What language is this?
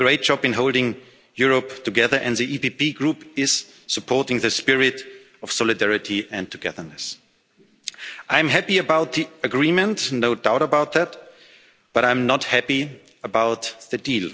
English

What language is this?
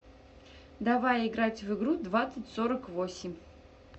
Russian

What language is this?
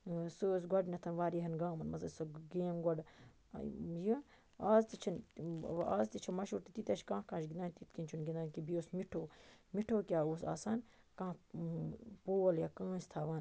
Kashmiri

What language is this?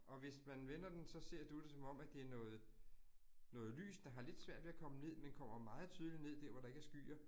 Danish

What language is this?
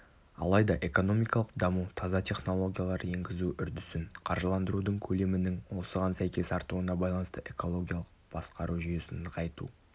Kazakh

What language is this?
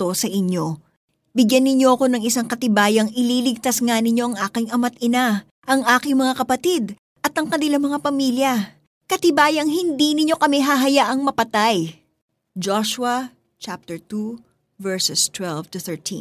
Filipino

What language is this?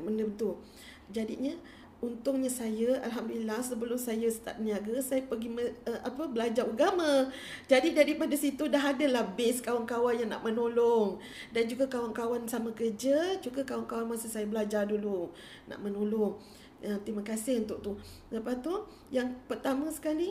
Malay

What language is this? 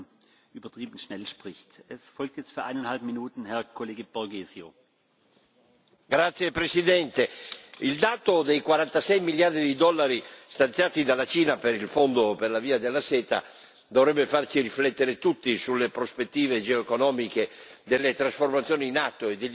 Italian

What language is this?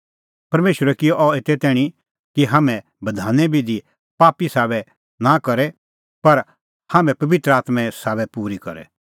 Kullu Pahari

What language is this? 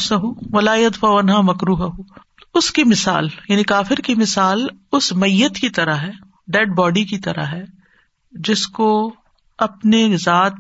Urdu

